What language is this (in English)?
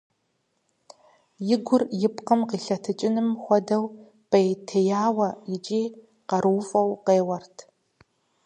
Kabardian